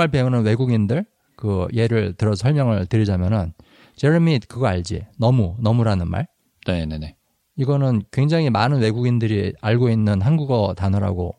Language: Korean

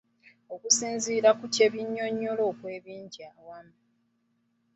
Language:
Ganda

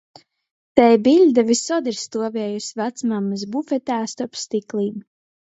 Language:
Latgalian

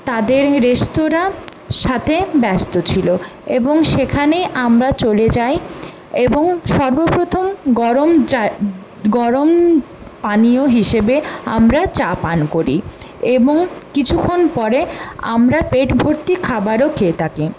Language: Bangla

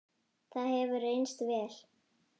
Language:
Icelandic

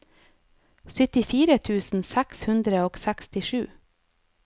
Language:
Norwegian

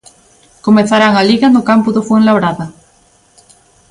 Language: Galician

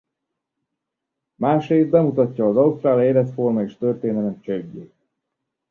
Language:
Hungarian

